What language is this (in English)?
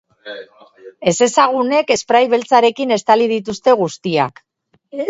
Basque